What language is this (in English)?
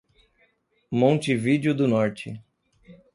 Portuguese